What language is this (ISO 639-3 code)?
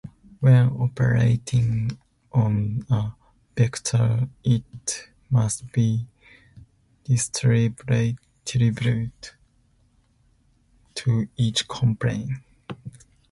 eng